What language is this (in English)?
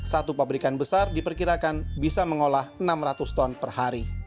Indonesian